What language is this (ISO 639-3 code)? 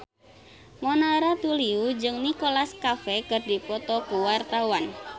sun